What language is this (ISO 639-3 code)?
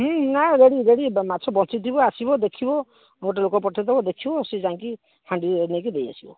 ori